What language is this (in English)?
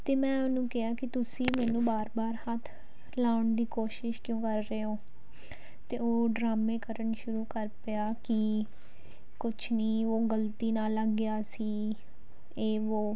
Punjabi